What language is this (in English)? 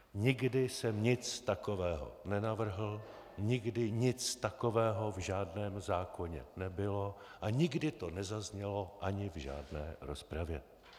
Czech